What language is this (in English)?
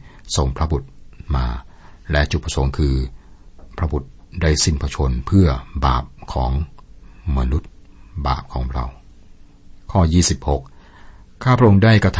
Thai